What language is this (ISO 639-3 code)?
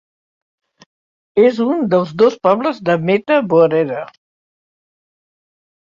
cat